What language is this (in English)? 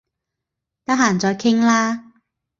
Cantonese